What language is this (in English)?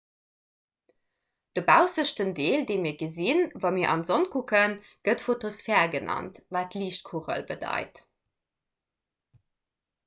Luxembourgish